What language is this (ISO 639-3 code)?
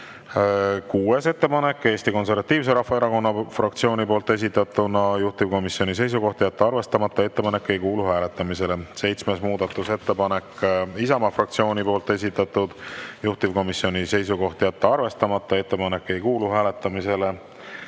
est